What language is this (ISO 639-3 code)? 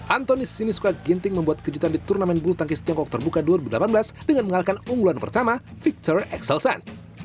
ind